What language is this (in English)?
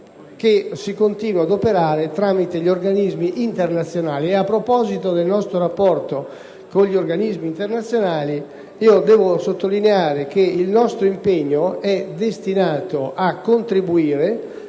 Italian